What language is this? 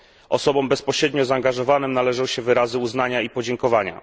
Polish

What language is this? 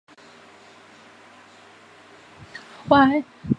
Chinese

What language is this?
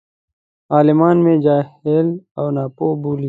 Pashto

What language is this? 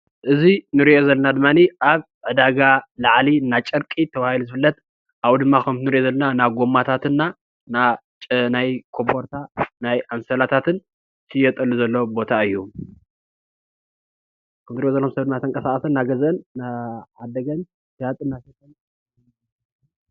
Tigrinya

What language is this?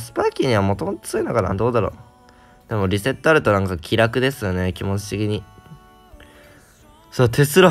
Japanese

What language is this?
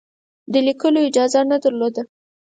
Pashto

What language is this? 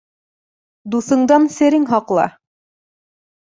Bashkir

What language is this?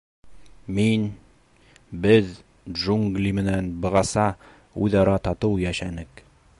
Bashkir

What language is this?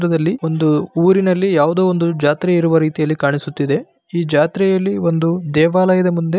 Kannada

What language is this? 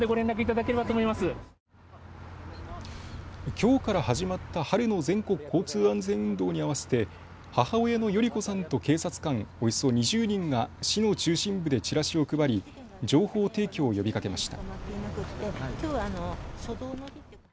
Japanese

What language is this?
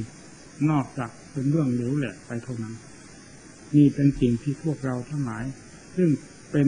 Thai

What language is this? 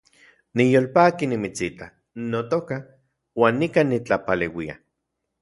Central Puebla Nahuatl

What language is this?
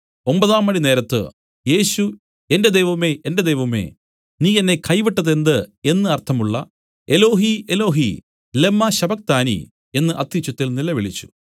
Malayalam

